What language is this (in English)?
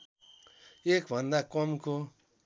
Nepali